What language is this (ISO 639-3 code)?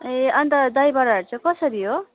nep